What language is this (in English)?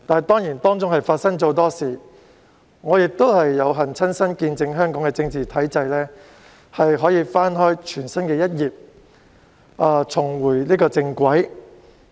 Cantonese